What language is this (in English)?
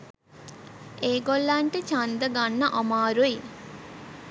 Sinhala